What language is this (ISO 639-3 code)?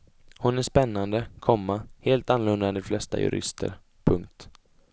swe